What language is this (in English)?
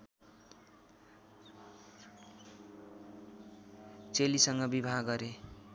Nepali